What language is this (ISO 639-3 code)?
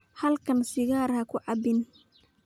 som